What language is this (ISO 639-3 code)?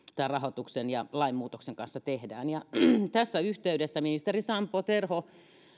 fin